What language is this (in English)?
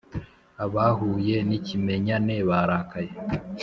Kinyarwanda